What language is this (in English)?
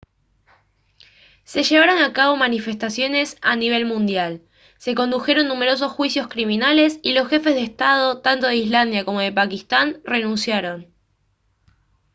Spanish